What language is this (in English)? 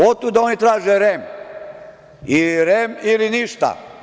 Serbian